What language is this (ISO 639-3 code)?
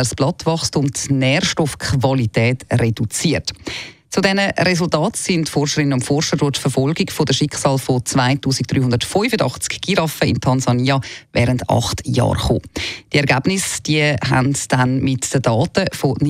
deu